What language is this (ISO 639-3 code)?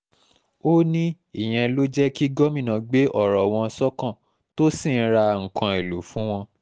yor